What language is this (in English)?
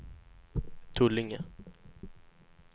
Swedish